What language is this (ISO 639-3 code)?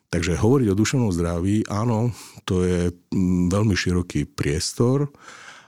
slk